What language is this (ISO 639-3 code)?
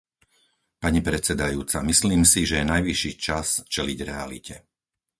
slk